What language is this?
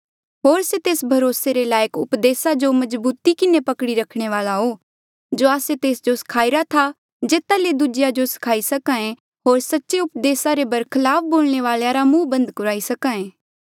Mandeali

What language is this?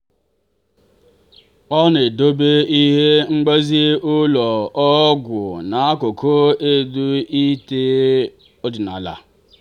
Igbo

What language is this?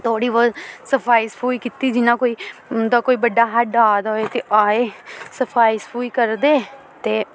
Dogri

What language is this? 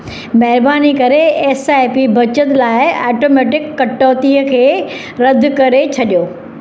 Sindhi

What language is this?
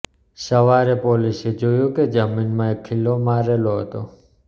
Gujarati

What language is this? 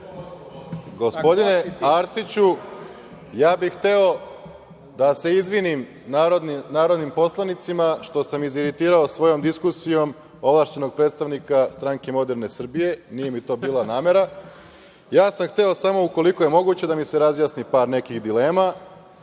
Serbian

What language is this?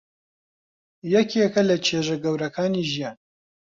Central Kurdish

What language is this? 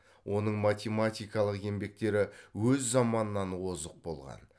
Kazakh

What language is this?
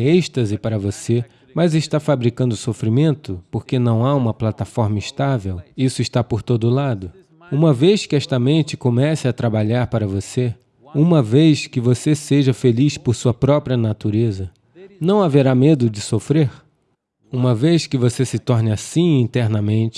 Portuguese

